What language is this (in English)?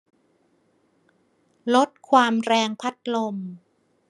Thai